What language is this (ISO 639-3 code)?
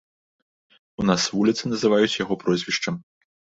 bel